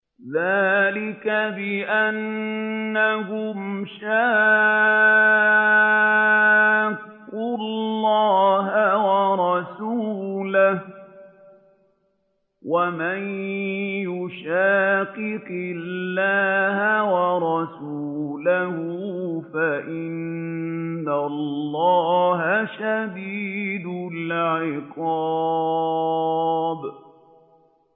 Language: Arabic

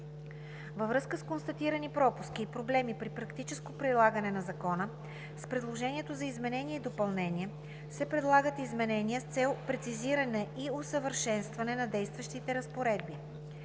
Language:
Bulgarian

